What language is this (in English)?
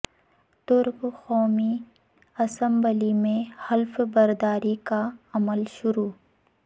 Urdu